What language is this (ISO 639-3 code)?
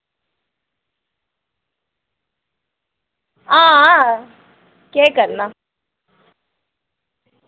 doi